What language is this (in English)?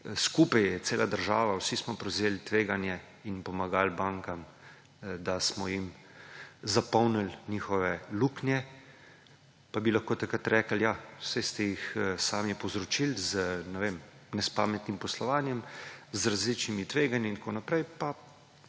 Slovenian